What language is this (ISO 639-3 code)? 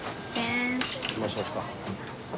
jpn